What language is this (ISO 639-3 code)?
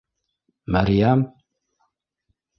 bak